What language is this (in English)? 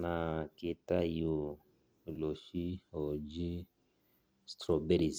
Masai